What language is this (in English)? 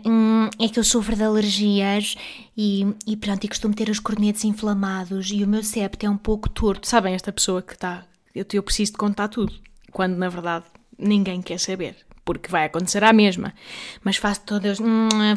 Portuguese